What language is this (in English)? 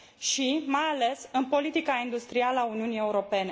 Romanian